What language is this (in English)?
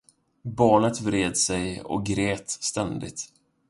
Swedish